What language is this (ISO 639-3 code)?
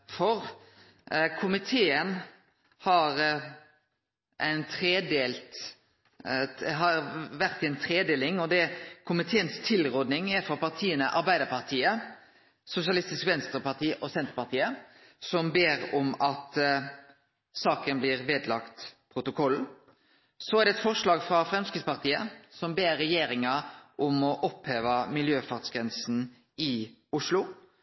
nno